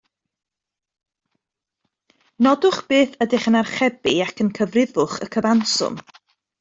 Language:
Welsh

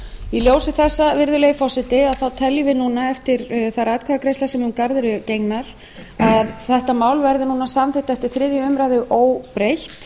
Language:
Icelandic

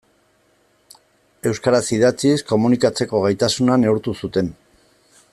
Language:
Basque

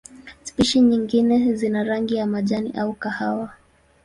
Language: Swahili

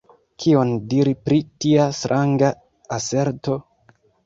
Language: Esperanto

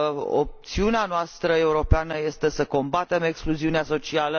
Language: Romanian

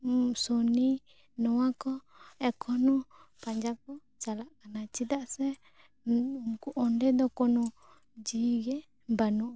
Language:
Santali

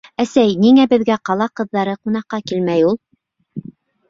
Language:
Bashkir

